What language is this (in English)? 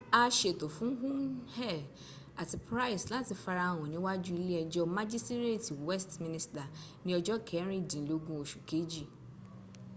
Yoruba